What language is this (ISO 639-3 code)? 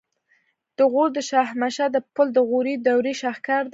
pus